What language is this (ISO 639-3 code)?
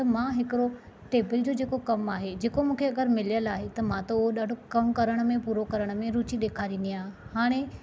snd